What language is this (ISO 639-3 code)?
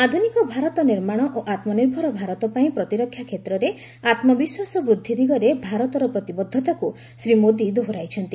ori